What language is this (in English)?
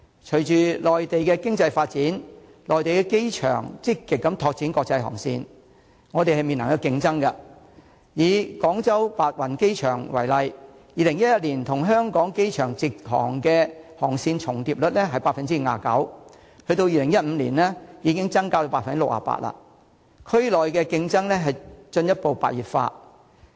Cantonese